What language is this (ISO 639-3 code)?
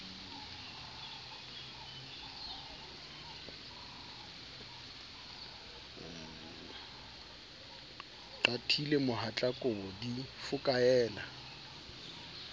sot